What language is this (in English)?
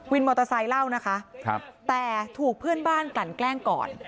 Thai